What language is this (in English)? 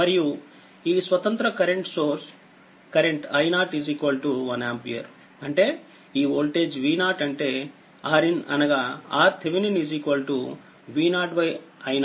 Telugu